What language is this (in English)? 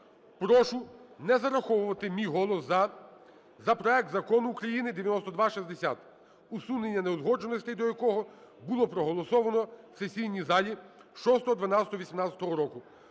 Ukrainian